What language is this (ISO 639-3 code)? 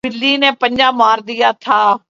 urd